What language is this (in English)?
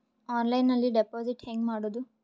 Kannada